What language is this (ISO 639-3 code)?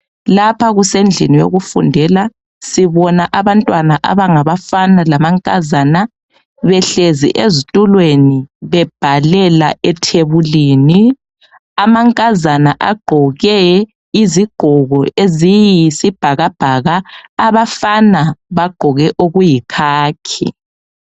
nde